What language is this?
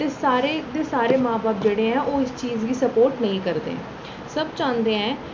Dogri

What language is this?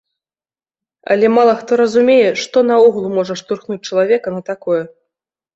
Belarusian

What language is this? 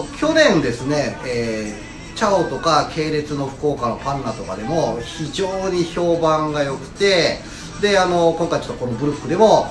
Japanese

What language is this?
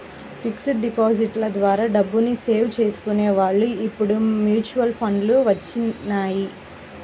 Telugu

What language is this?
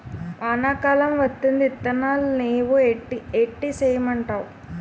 Telugu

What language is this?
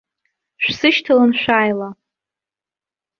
Abkhazian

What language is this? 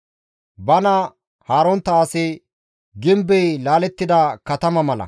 Gamo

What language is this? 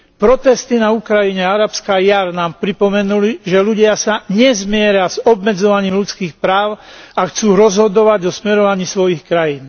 Slovak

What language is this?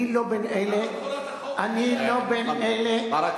Hebrew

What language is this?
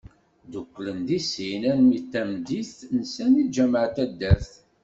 Kabyle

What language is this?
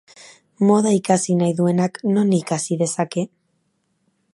Basque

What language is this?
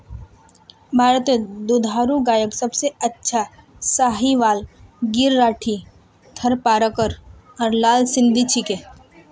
Magahi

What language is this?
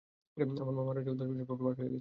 Bangla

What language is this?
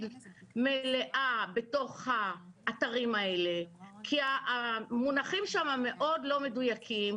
Hebrew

